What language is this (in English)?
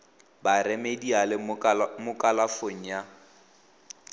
Tswana